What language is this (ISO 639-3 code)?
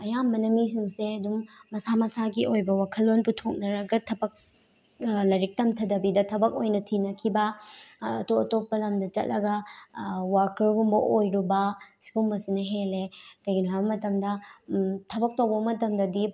mni